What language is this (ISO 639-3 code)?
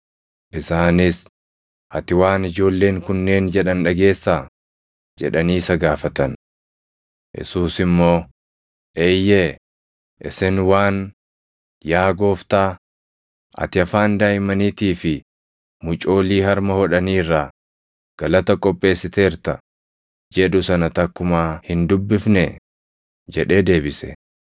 orm